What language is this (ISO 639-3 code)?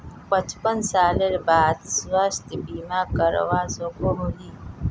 mag